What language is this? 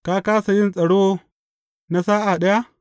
Hausa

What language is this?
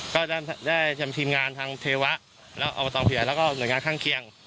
Thai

